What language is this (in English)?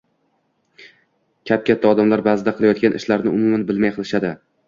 Uzbek